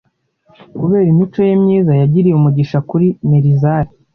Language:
Kinyarwanda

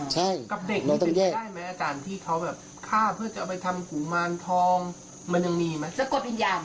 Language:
Thai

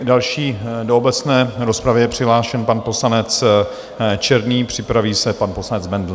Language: Czech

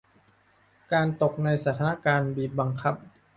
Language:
Thai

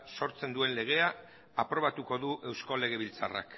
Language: Basque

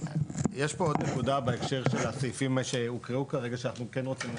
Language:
Hebrew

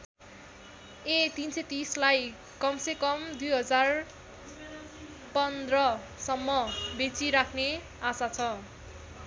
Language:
Nepali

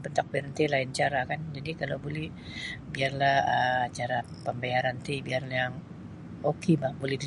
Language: Sabah Bisaya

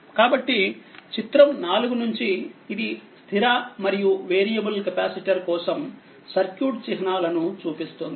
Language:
Telugu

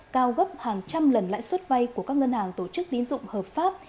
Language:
Vietnamese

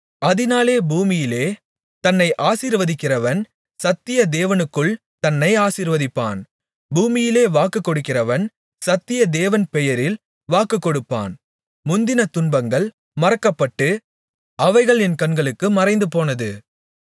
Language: Tamil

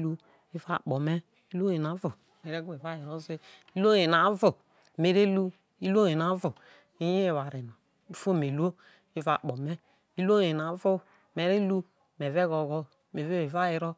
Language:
Isoko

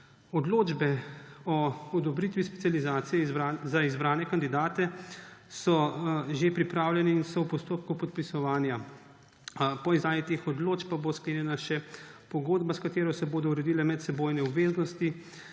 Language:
Slovenian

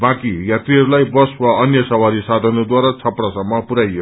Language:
Nepali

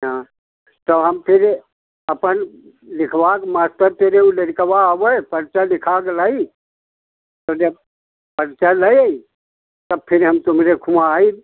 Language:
Hindi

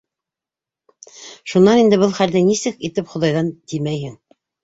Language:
Bashkir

